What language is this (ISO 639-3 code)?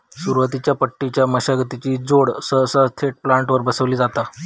mar